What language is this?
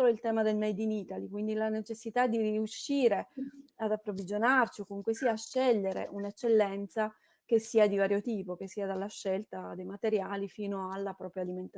Italian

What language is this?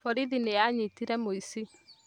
Kikuyu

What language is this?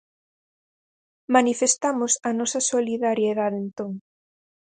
Galician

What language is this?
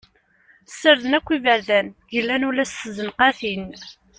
Kabyle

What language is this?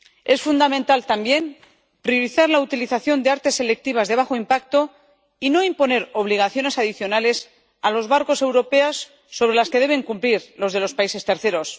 Spanish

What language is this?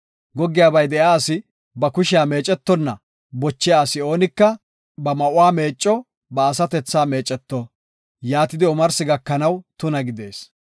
Gofa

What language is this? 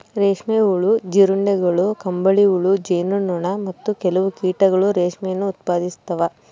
Kannada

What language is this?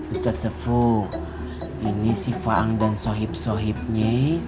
Indonesian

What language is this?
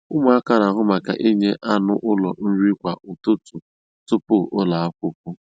Igbo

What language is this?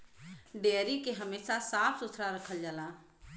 Bhojpuri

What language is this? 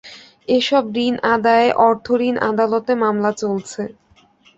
Bangla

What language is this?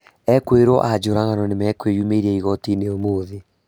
Kikuyu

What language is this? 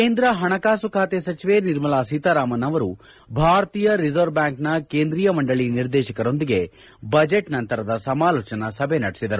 Kannada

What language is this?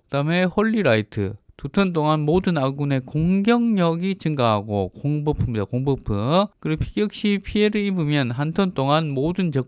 Korean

